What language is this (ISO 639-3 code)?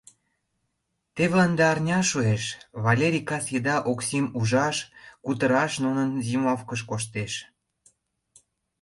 chm